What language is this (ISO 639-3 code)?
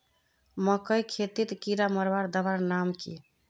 mag